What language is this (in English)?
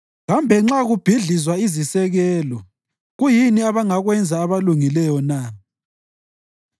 North Ndebele